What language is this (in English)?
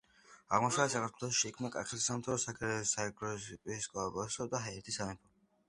Georgian